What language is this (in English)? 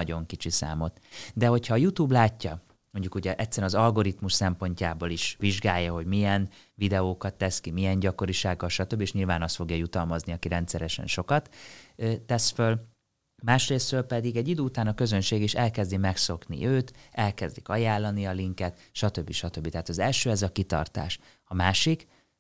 Hungarian